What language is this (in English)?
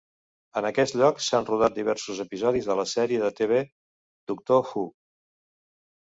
Catalan